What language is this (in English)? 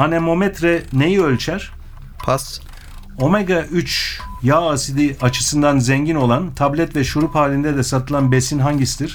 Turkish